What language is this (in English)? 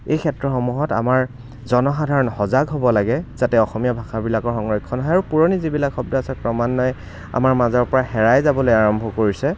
Assamese